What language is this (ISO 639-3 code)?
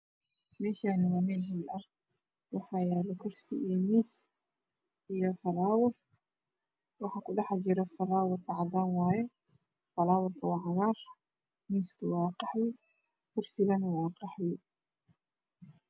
som